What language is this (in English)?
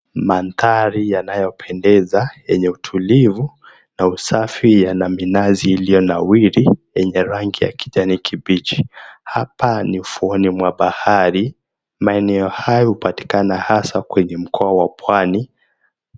Swahili